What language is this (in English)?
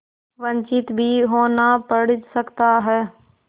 Hindi